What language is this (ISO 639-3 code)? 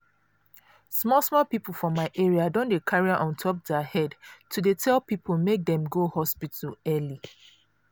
pcm